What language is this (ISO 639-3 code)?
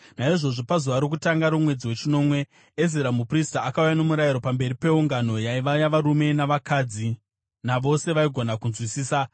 sna